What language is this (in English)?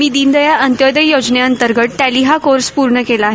Marathi